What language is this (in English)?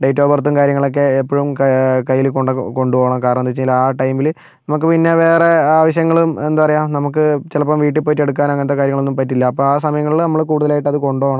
Malayalam